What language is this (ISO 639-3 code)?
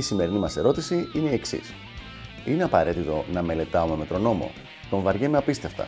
ell